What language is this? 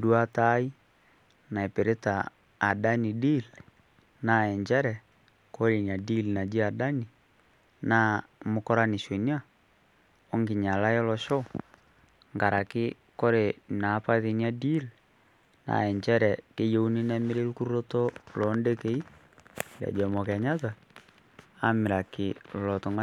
Masai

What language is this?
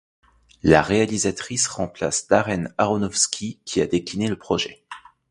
French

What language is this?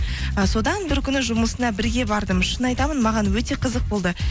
Kazakh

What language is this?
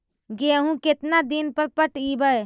Magahi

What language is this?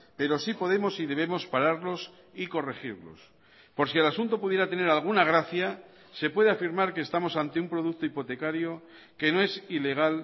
Spanish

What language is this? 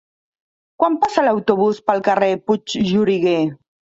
Catalan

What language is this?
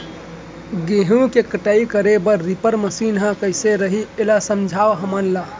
Chhattisgarhi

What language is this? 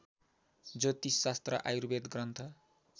Nepali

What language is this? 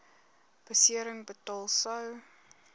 Afrikaans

